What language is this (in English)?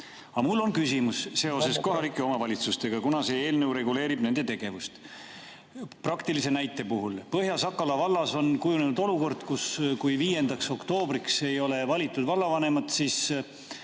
Estonian